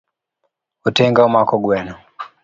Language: Luo (Kenya and Tanzania)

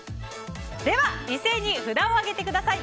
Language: Japanese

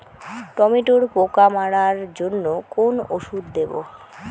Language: Bangla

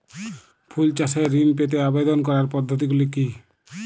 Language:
Bangla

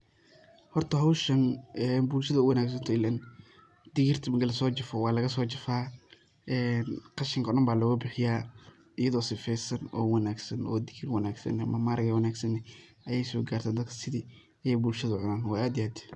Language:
Somali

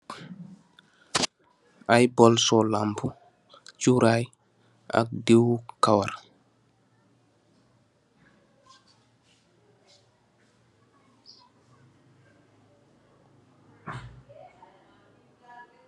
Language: Wolof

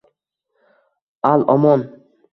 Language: Uzbek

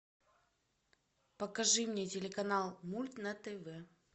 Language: Russian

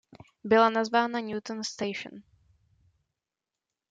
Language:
Czech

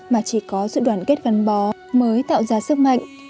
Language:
Vietnamese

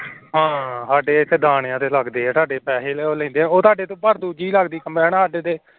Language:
Punjabi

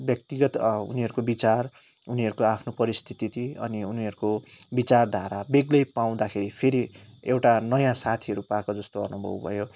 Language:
Nepali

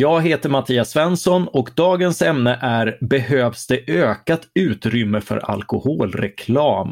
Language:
Swedish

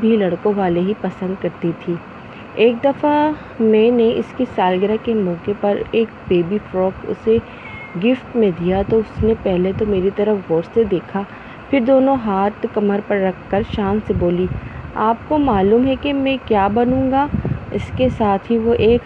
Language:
Urdu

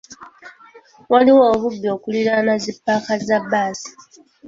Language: Ganda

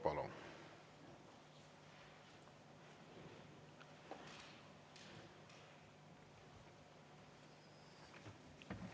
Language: Estonian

